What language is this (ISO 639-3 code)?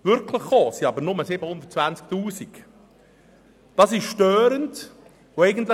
gsw